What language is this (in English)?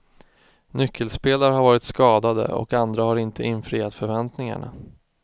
Swedish